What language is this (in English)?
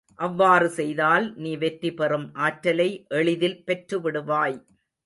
Tamil